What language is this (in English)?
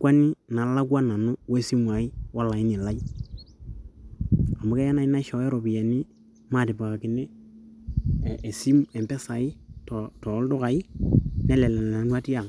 Masai